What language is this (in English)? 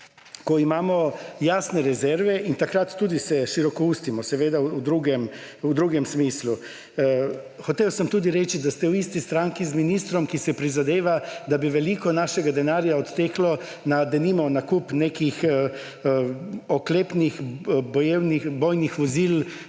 Slovenian